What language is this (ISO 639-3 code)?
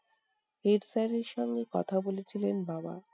ben